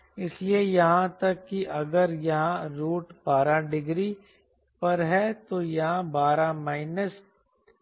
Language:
Hindi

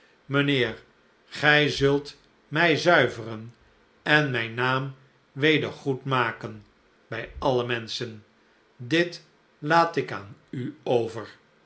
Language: Dutch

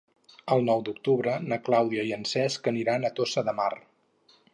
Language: Catalan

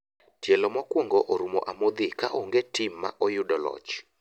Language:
Luo (Kenya and Tanzania)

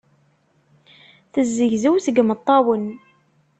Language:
Kabyle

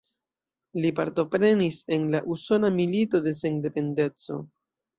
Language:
Esperanto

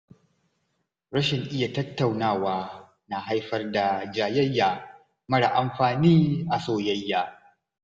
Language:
Hausa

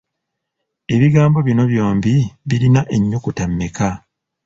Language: Ganda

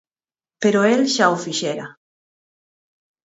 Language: Galician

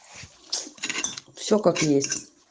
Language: Russian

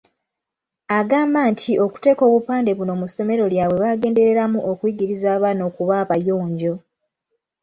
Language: Ganda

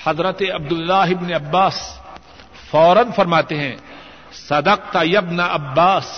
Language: Urdu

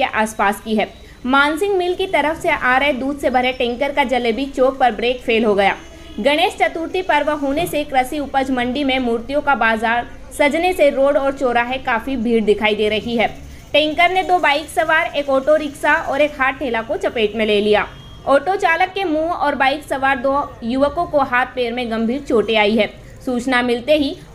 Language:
Hindi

